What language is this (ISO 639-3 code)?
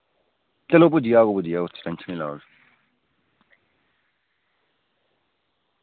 doi